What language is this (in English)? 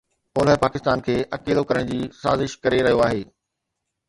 Sindhi